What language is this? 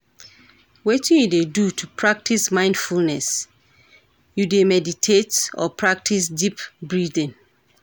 Nigerian Pidgin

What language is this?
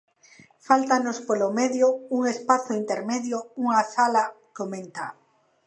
Galician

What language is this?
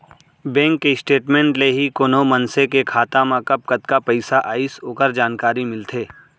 Chhattisgarhi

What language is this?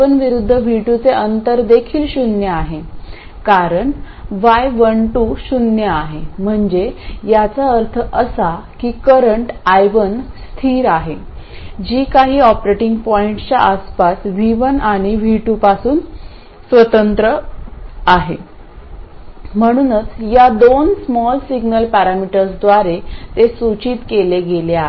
Marathi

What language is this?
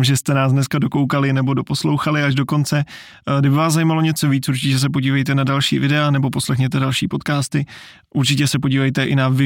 Czech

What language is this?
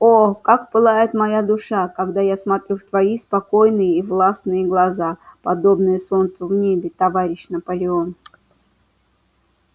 Russian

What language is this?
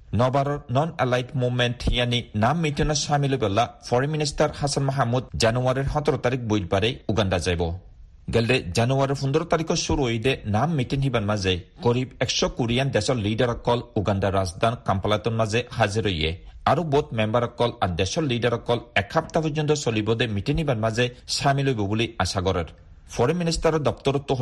Bangla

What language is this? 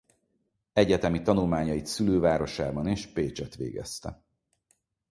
Hungarian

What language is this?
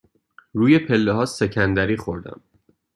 Persian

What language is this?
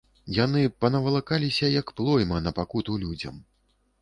Belarusian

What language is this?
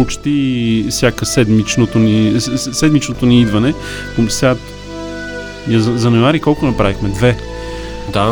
Bulgarian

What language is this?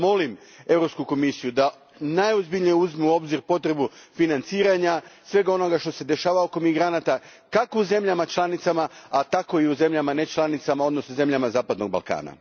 Croatian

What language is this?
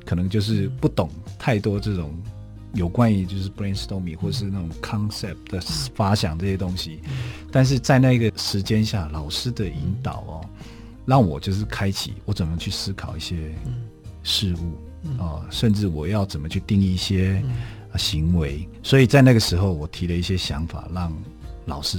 Chinese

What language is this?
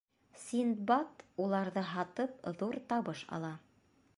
Bashkir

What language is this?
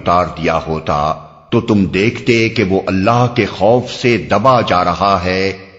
Urdu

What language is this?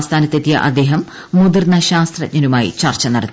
Malayalam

